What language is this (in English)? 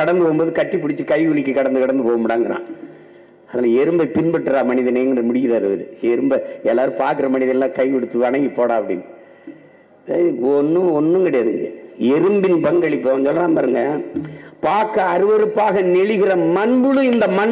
Tamil